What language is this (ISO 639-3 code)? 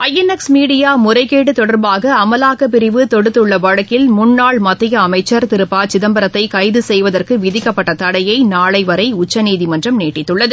tam